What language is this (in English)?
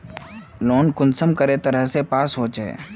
Magahi